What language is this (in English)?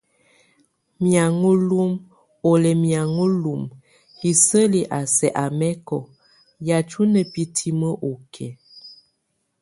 Tunen